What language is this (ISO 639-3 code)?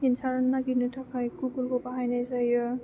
brx